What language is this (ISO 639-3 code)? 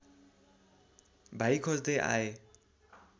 nep